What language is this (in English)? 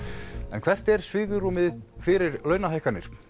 Icelandic